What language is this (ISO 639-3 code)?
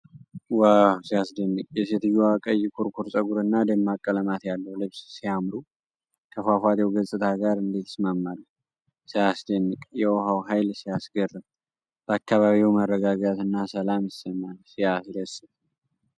amh